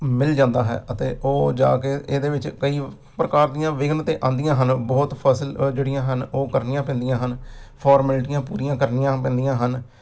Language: Punjabi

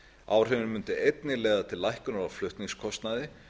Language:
Icelandic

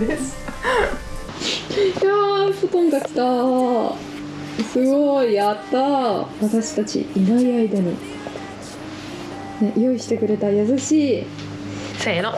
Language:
Japanese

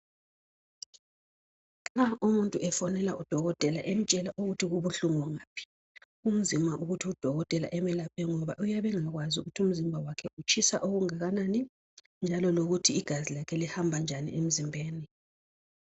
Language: North Ndebele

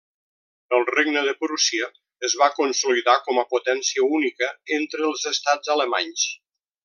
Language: Catalan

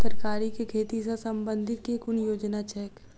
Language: Maithili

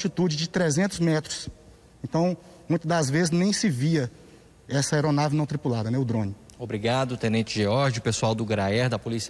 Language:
Portuguese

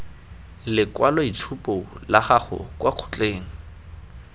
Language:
Tswana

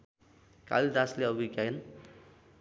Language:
Nepali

